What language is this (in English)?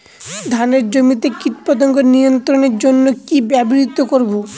Bangla